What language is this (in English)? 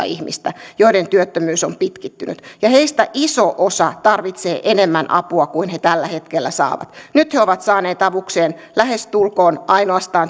Finnish